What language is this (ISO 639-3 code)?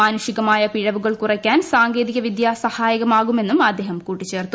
mal